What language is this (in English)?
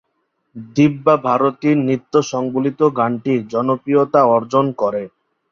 Bangla